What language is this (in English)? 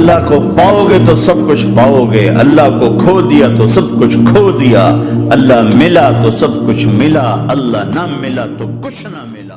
Urdu